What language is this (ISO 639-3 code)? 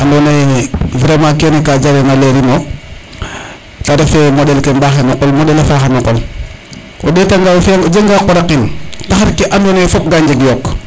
srr